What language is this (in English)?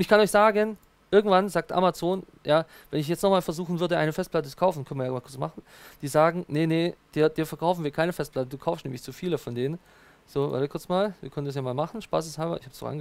German